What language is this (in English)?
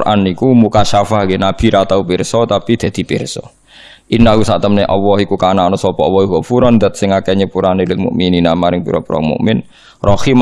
Indonesian